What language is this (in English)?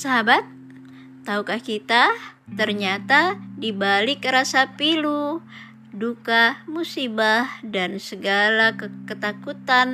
Indonesian